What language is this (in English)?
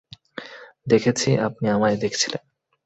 Bangla